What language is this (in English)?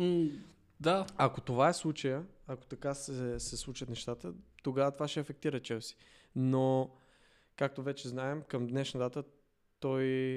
Bulgarian